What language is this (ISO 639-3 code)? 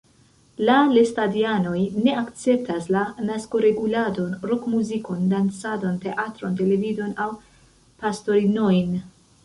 epo